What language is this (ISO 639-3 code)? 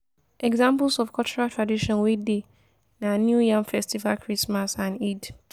pcm